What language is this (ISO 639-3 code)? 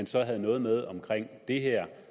dan